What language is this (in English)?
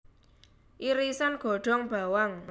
Javanese